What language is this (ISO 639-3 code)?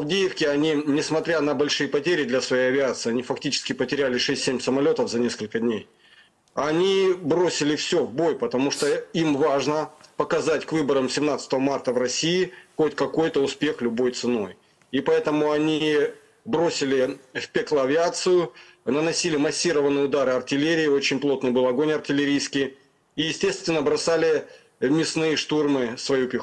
rus